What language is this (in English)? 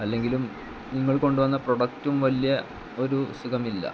Malayalam